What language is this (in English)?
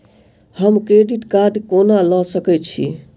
Maithili